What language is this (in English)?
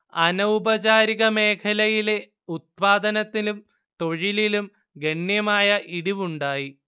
Malayalam